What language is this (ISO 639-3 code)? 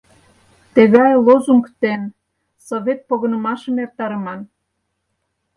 chm